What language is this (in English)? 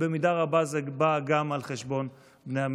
Hebrew